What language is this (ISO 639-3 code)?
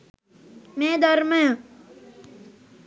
sin